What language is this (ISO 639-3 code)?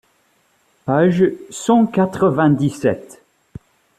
fra